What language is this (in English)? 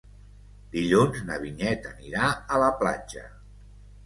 Catalan